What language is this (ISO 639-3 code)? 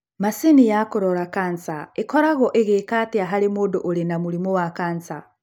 kik